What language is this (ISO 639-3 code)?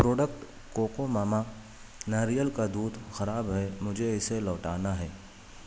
urd